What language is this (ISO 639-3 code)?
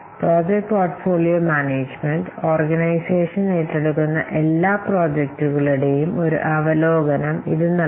mal